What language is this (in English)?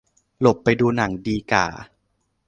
Thai